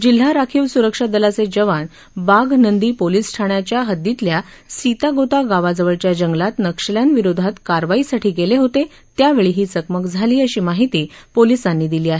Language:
Marathi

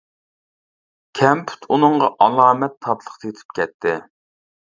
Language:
Uyghur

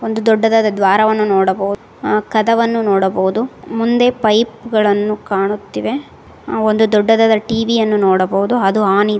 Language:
Kannada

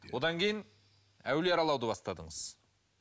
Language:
Kazakh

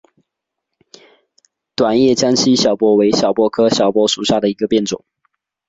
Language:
Chinese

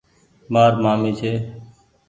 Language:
Goaria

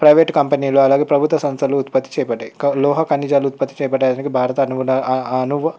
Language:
Telugu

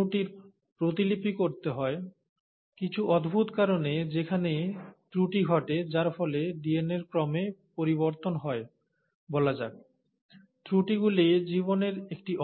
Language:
Bangla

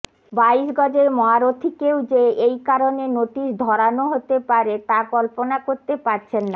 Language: Bangla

